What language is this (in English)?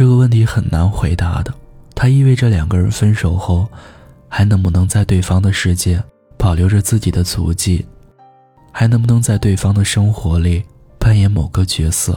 Chinese